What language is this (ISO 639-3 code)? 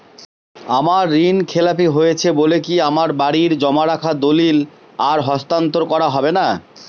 ben